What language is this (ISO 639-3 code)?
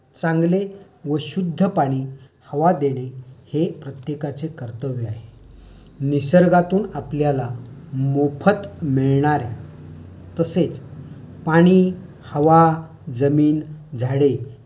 mar